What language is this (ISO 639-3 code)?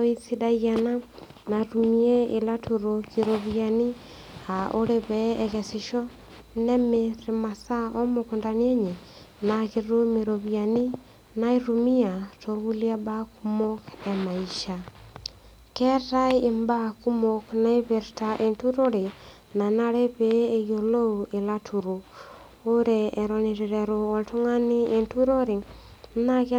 mas